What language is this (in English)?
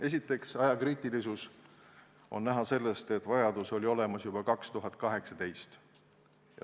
Estonian